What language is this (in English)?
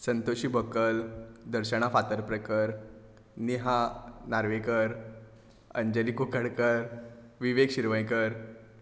Konkani